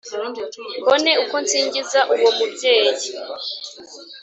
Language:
Kinyarwanda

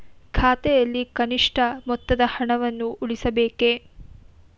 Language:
Kannada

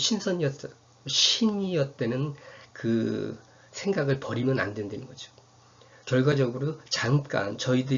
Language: Korean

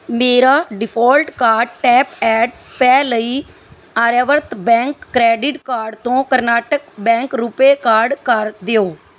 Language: Punjabi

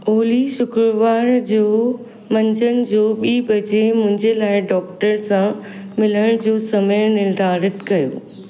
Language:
Sindhi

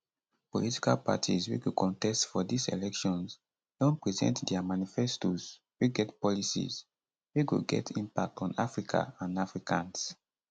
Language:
Nigerian Pidgin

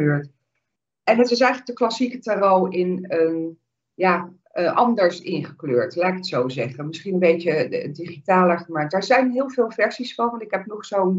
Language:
Dutch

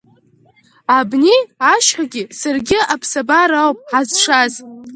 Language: Abkhazian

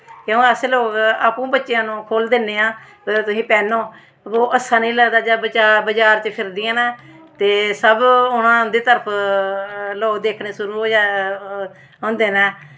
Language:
Dogri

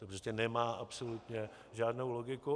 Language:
Czech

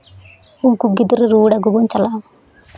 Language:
Santali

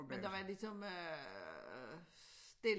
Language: Danish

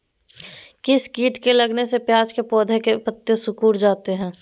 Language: Magahi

